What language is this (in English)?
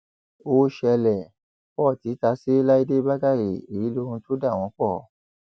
Yoruba